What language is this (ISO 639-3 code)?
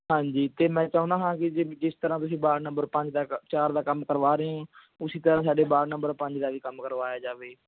pan